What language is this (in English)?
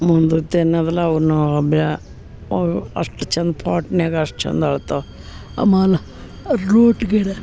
Kannada